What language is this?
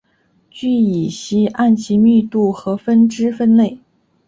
Chinese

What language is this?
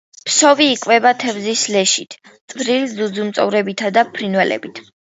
Georgian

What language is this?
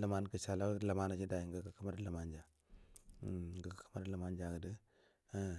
Buduma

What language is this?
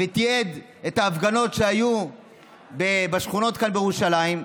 Hebrew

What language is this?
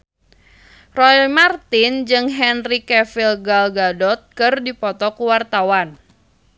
Sundanese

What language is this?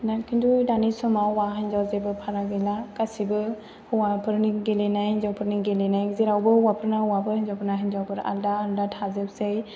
Bodo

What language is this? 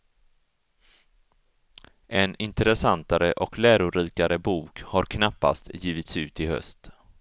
Swedish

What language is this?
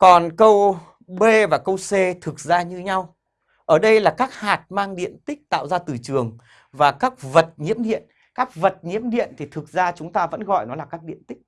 Vietnamese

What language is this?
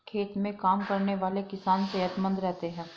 Hindi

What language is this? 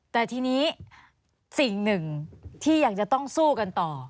Thai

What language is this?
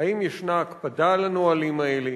Hebrew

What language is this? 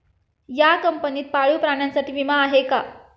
Marathi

